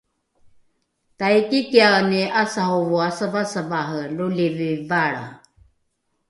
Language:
Rukai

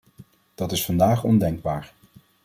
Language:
Dutch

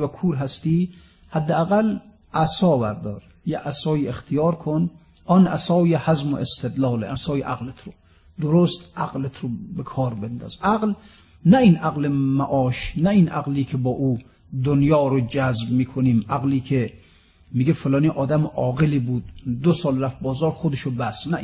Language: Persian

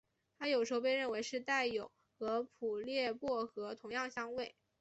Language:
Chinese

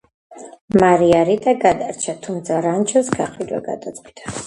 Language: Georgian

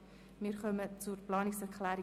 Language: Swiss German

